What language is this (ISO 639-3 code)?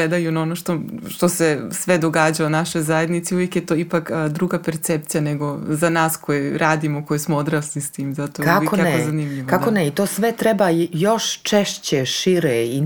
hrv